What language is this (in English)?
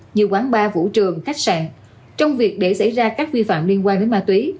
Vietnamese